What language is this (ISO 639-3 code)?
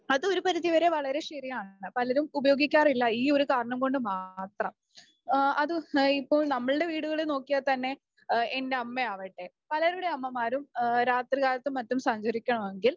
mal